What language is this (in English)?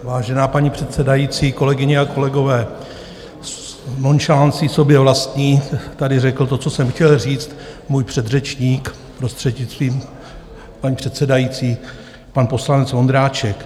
Czech